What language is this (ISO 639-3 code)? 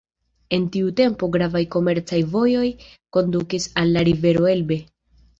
epo